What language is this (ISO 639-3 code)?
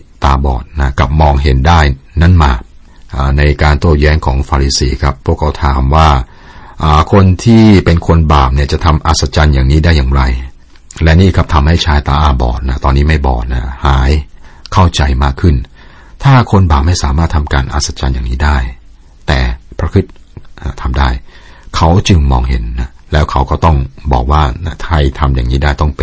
tha